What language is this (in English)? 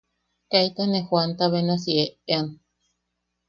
Yaqui